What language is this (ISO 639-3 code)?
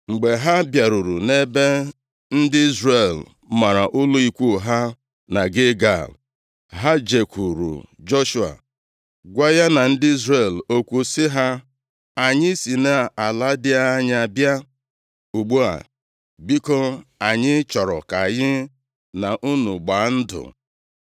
ibo